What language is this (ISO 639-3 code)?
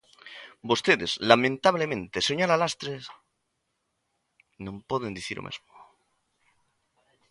glg